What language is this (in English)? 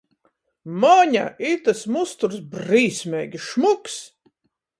Latgalian